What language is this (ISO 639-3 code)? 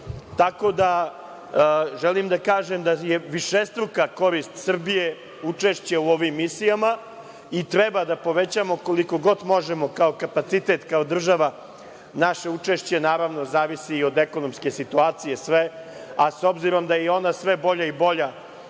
srp